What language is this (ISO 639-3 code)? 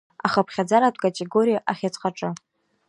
abk